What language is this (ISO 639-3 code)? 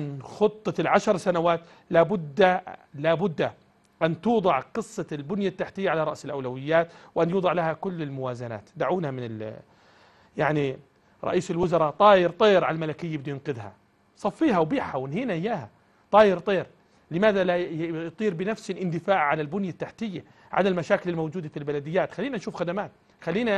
ara